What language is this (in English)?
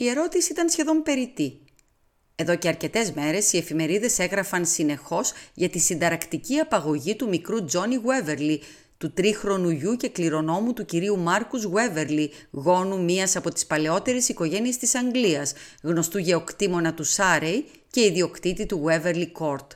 Greek